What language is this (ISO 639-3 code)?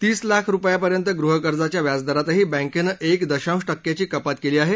mar